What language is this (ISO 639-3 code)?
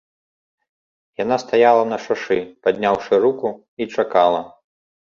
bel